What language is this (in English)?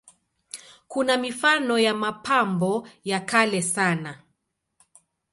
Swahili